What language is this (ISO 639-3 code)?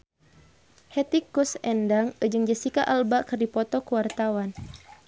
sun